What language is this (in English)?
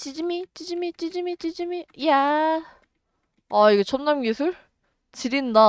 Korean